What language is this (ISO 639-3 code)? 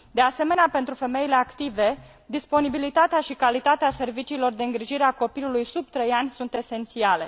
ron